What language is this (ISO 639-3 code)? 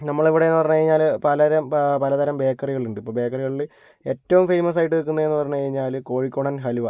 mal